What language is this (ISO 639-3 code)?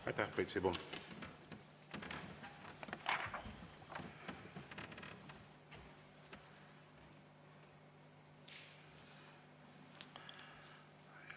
est